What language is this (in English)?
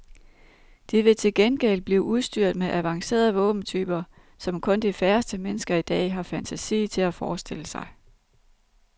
Danish